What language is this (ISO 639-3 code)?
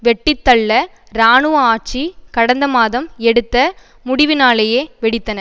tam